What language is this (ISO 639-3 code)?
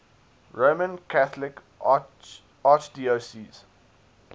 eng